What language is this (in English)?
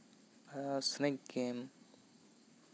Santali